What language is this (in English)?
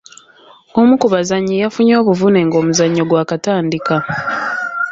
Ganda